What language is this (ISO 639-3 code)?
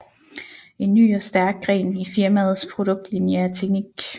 dan